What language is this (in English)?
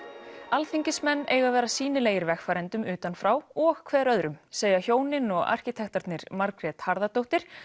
Icelandic